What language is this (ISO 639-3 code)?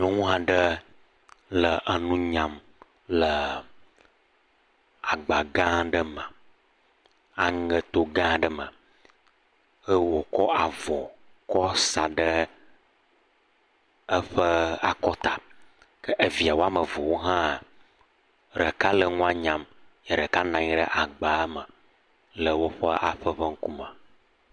ewe